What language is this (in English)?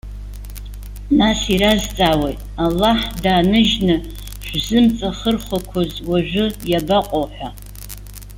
Abkhazian